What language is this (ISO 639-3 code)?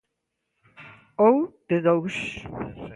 glg